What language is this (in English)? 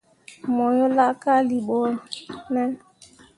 Mundang